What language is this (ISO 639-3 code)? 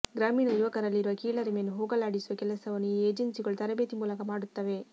kan